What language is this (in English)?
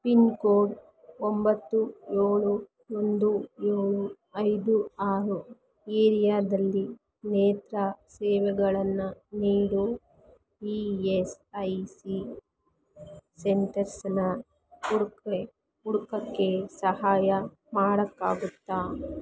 Kannada